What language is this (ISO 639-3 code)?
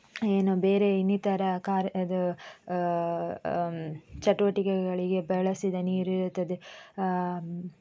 kan